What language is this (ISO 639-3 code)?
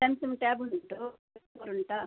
kan